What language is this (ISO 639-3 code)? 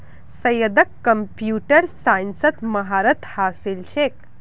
mag